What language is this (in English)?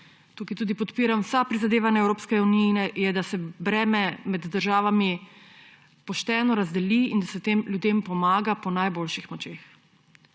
Slovenian